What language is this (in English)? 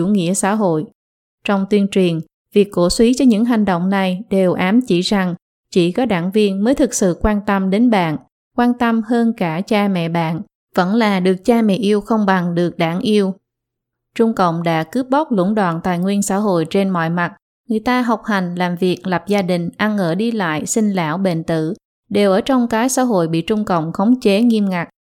Vietnamese